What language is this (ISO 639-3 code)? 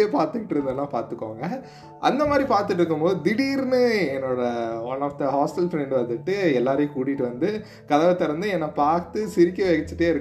tam